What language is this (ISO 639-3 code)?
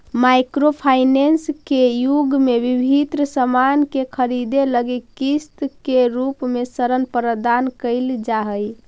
mag